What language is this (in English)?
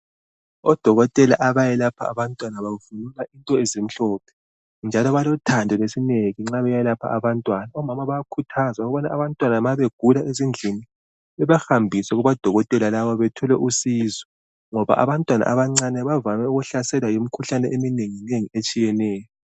North Ndebele